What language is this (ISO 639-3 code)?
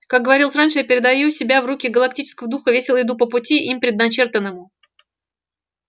rus